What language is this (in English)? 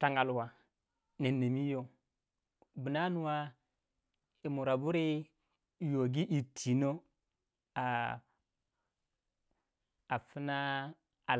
Waja